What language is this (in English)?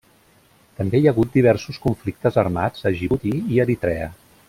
Catalan